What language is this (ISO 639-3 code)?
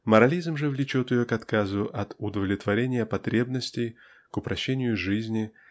rus